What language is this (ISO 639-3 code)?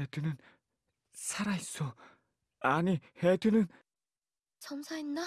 kor